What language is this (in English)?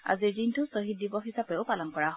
Assamese